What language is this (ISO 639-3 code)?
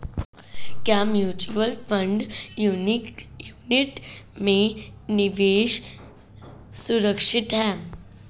hin